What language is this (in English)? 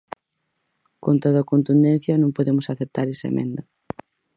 Galician